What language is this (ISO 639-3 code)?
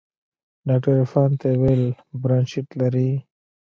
pus